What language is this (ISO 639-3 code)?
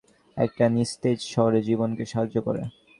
ben